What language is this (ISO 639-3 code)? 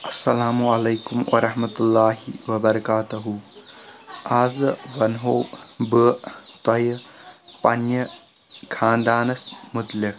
kas